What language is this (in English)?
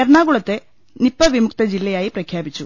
Malayalam